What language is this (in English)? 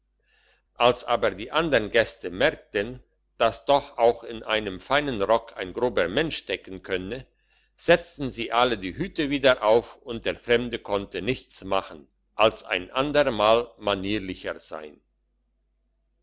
German